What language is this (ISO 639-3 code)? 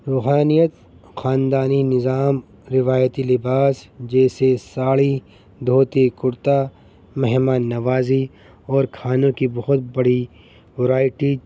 urd